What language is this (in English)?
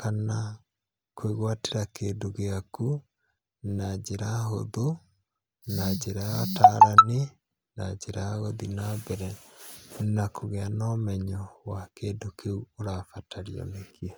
Kikuyu